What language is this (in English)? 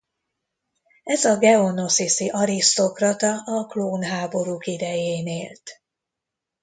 Hungarian